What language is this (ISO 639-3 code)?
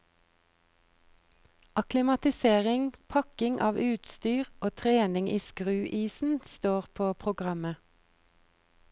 nor